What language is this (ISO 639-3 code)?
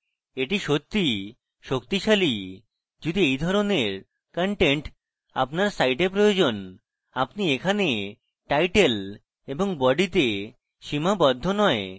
ben